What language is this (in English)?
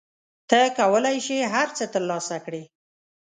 Pashto